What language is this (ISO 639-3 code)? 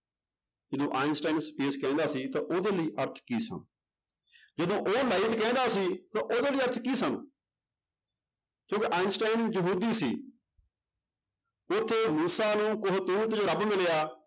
pan